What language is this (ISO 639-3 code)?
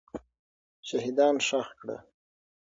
pus